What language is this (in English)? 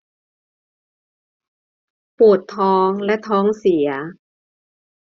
Thai